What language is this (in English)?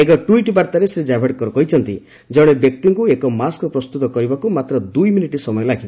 Odia